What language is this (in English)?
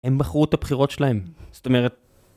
Hebrew